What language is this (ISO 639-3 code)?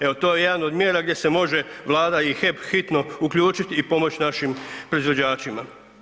hrv